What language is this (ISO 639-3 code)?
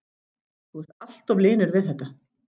isl